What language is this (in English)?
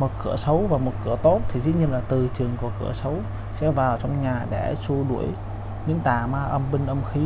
Vietnamese